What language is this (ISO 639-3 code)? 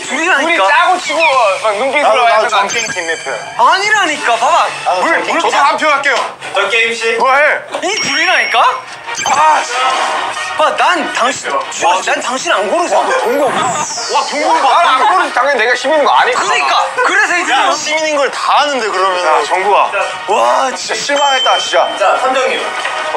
kor